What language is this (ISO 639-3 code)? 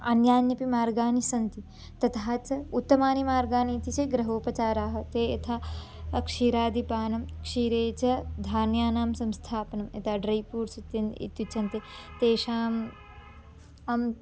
san